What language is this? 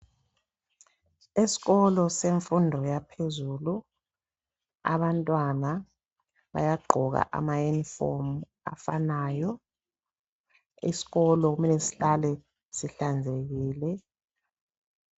North Ndebele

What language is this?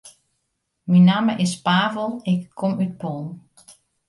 Western Frisian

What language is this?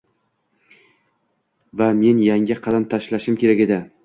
Uzbek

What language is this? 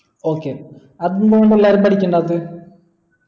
Malayalam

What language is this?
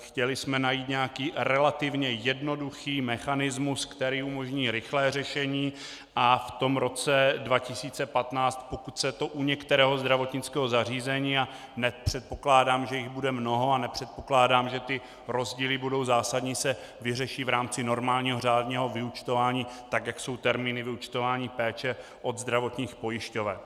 Czech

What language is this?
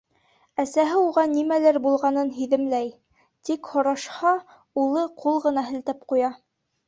Bashkir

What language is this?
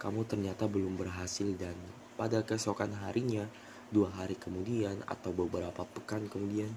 Indonesian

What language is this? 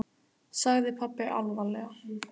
Icelandic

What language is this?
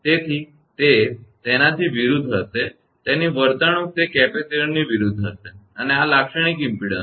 Gujarati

